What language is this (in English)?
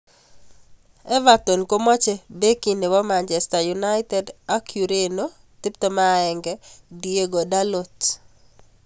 Kalenjin